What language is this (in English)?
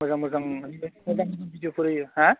Bodo